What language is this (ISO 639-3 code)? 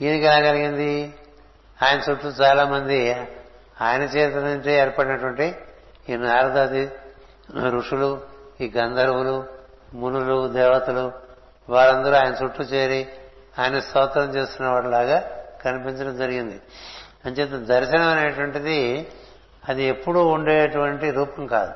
tel